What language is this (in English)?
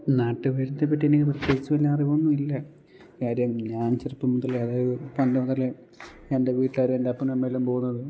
Malayalam